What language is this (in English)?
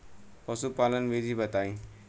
Bhojpuri